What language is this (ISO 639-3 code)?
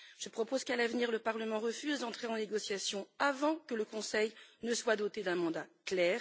fra